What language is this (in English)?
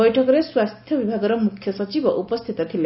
Odia